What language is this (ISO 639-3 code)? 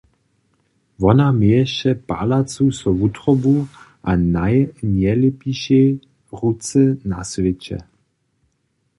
hsb